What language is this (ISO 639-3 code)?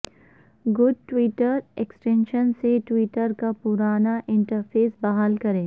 urd